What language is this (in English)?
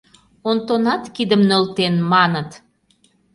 Mari